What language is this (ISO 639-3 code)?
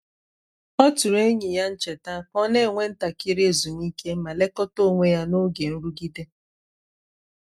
ibo